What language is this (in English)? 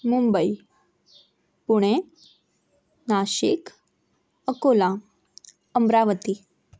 Marathi